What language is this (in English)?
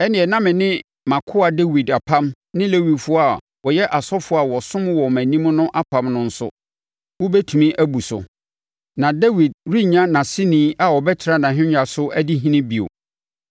Akan